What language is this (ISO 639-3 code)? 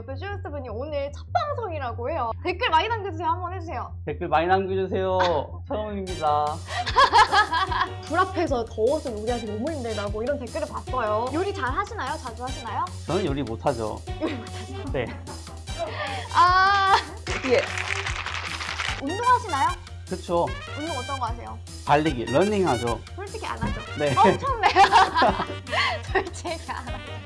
kor